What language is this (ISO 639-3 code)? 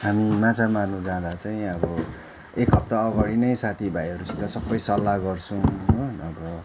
nep